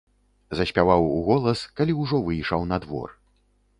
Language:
Belarusian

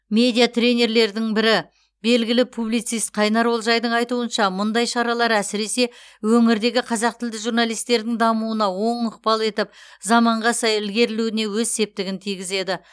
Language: Kazakh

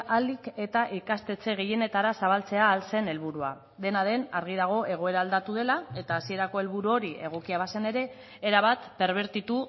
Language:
Basque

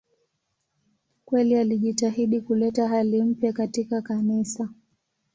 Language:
Swahili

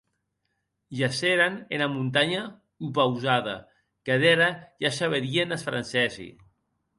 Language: Occitan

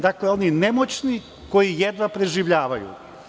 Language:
Serbian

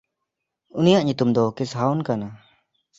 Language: Santali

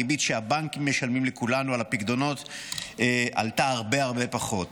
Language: Hebrew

